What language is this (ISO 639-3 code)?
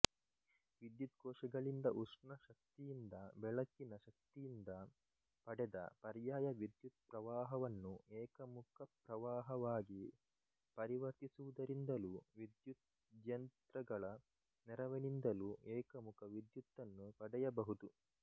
kan